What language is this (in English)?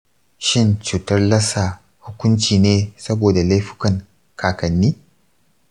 Hausa